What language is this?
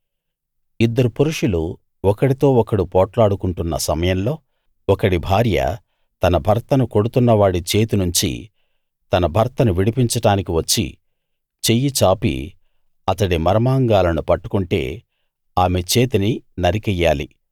Telugu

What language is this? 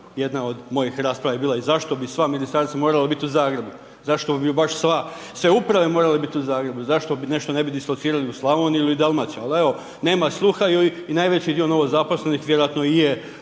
Croatian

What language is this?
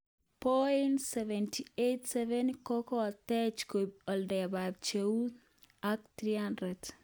Kalenjin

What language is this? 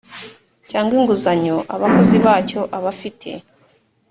Kinyarwanda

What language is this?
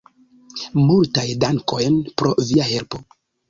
Esperanto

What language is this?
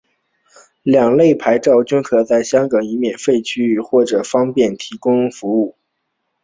Chinese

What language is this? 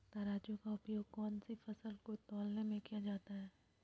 Magahi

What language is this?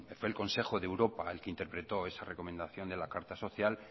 Spanish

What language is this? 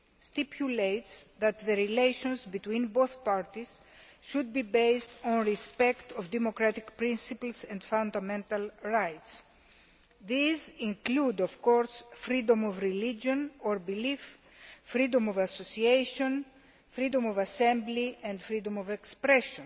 English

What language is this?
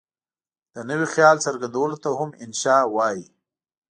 Pashto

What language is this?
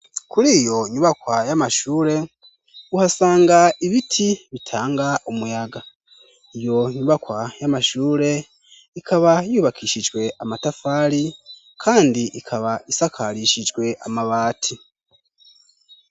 Rundi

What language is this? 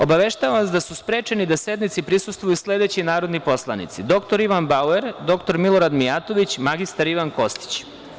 Serbian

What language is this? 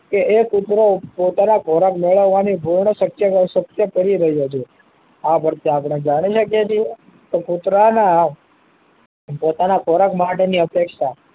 Gujarati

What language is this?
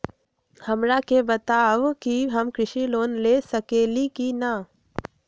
Magahi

